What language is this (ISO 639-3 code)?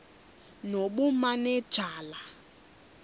xho